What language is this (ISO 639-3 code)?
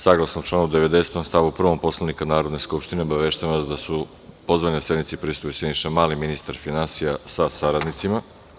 srp